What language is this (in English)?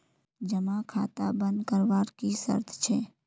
Magahi